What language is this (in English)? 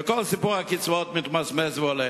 Hebrew